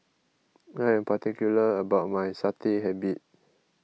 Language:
English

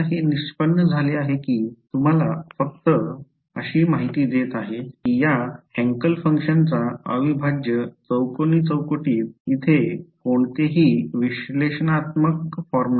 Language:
Marathi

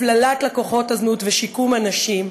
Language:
Hebrew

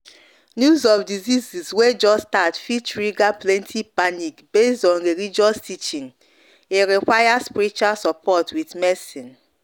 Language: Nigerian Pidgin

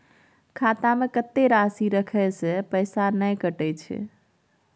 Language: Maithili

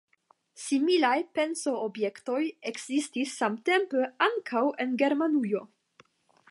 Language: Esperanto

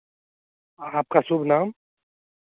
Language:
Hindi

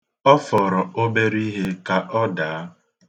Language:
Igbo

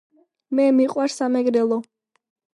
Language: Georgian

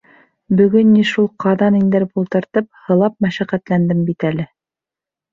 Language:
Bashkir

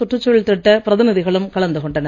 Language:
Tamil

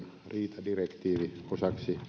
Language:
Finnish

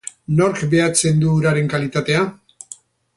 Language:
Basque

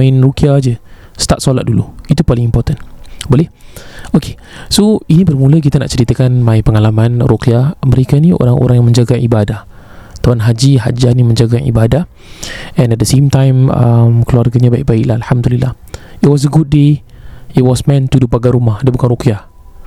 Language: Malay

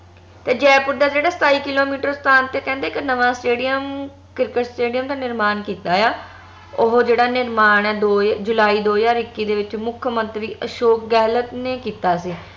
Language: Punjabi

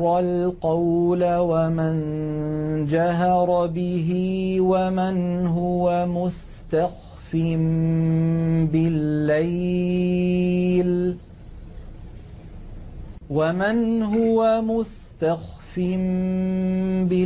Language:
Arabic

